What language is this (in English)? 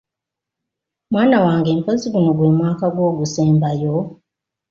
Ganda